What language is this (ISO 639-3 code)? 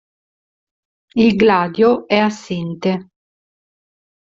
ita